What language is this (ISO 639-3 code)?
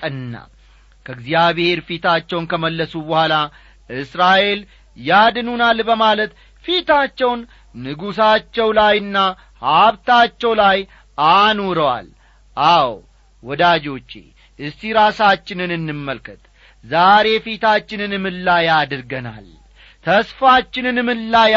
amh